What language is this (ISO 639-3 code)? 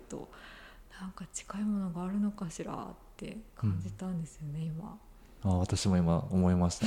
jpn